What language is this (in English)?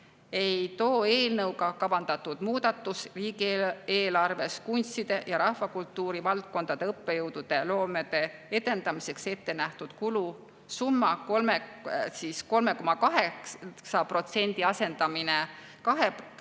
Estonian